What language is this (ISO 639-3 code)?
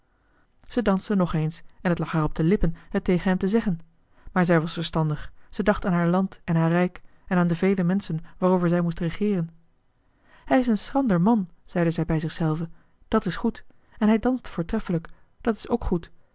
nld